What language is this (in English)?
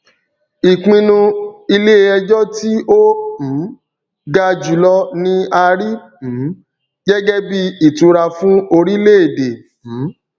Yoruba